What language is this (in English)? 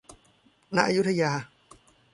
Thai